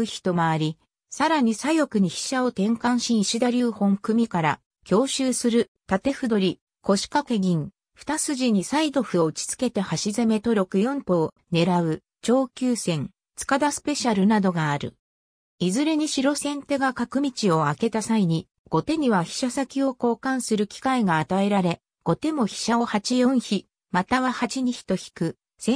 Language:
Japanese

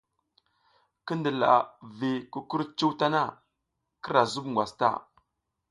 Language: South Giziga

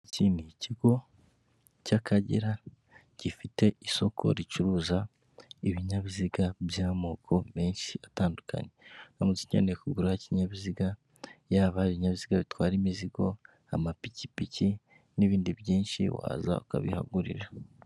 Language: Kinyarwanda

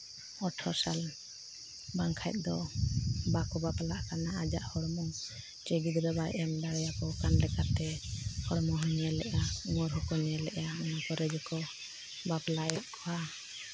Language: Santali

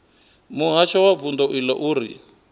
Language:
Venda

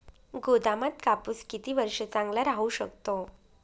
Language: Marathi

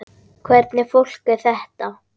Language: Icelandic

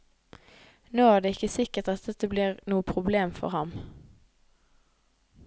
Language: Norwegian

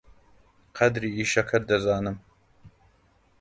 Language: Central Kurdish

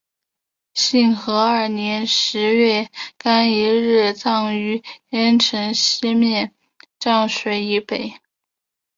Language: Chinese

